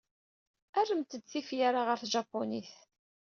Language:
Kabyle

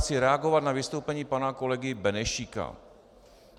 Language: Czech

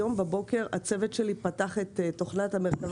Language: Hebrew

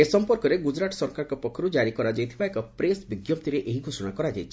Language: Odia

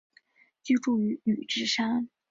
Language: Chinese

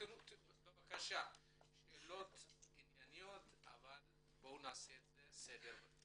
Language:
Hebrew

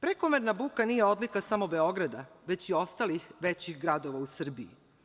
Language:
Serbian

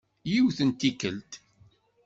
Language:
Kabyle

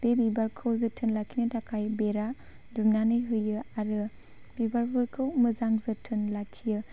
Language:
Bodo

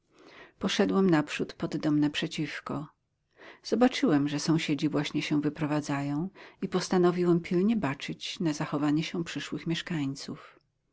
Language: Polish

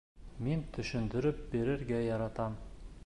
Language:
Bashkir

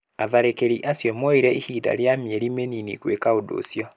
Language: Kikuyu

